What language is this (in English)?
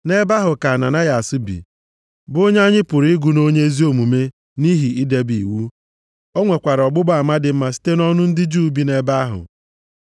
Igbo